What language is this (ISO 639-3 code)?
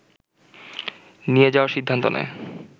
ben